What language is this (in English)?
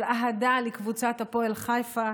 Hebrew